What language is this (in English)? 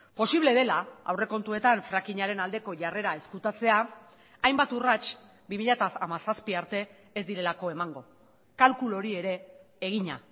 Basque